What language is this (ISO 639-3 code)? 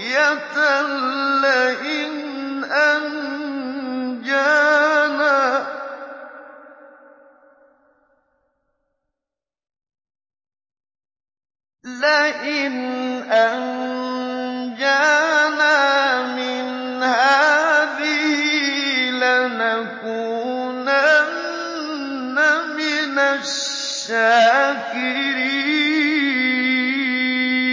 ara